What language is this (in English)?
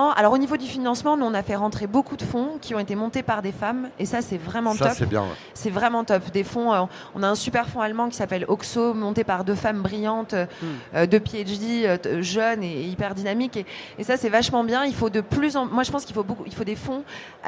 French